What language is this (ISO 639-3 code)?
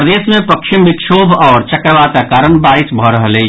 mai